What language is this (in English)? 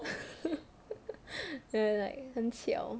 English